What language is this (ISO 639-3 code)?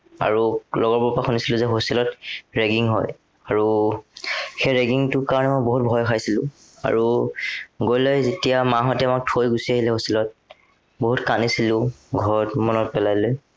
asm